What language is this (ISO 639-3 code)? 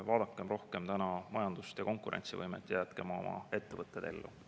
est